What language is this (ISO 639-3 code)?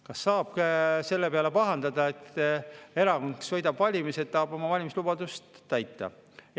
est